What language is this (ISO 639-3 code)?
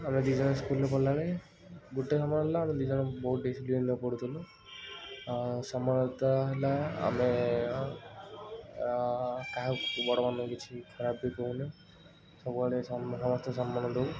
ori